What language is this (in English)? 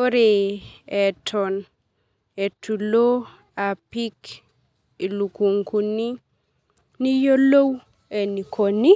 Masai